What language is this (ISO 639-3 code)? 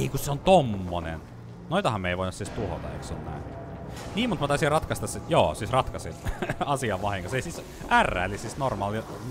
fin